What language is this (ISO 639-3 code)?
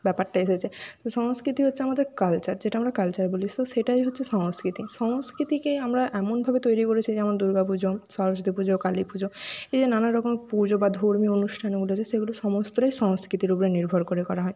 ben